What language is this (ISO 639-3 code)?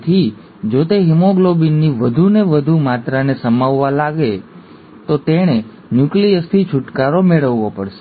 guj